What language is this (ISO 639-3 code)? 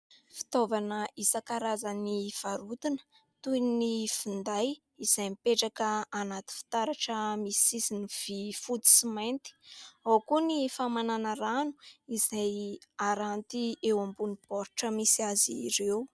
mlg